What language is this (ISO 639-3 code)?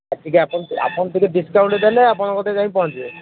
ori